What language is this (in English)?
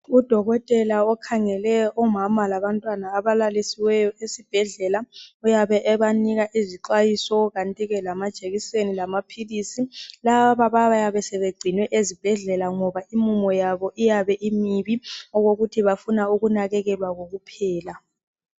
North Ndebele